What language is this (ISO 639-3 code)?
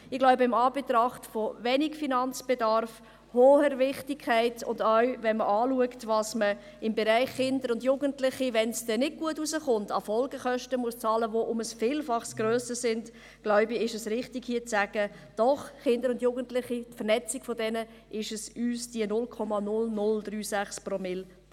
gsw